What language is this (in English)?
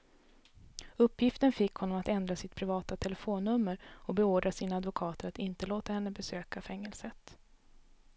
Swedish